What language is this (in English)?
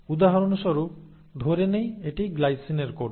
Bangla